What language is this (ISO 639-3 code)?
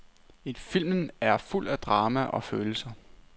dan